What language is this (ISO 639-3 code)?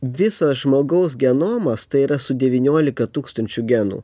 lit